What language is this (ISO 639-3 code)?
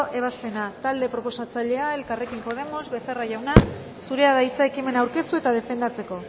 eus